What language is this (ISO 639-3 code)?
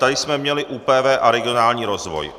ces